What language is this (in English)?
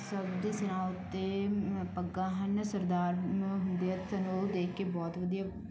Punjabi